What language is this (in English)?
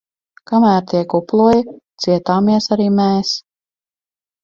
Latvian